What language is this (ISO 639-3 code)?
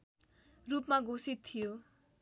nep